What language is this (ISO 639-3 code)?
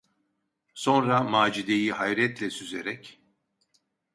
tur